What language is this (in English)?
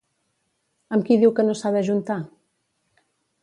Catalan